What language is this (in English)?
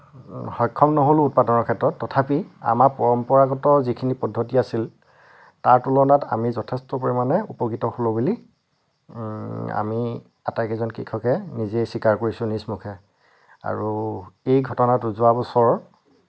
Assamese